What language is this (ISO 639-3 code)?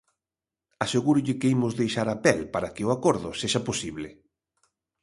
glg